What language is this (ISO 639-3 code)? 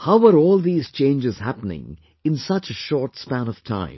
eng